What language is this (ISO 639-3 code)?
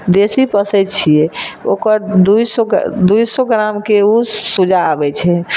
mai